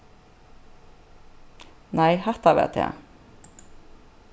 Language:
Faroese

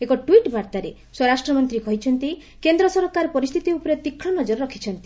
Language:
Odia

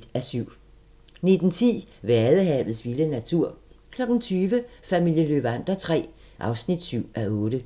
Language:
Danish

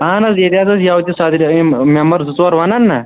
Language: Kashmiri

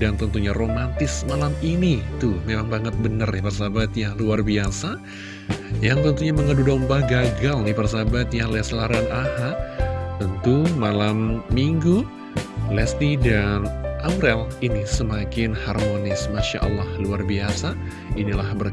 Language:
Indonesian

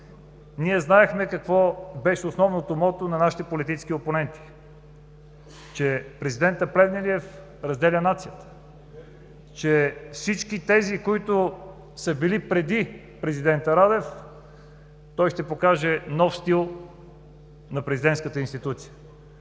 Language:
Bulgarian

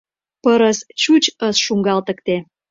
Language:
Mari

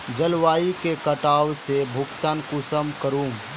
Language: Magahi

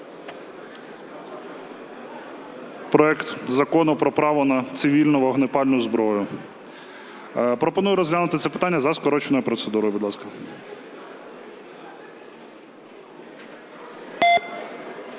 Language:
Ukrainian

